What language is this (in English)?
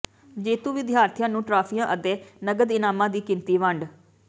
Punjabi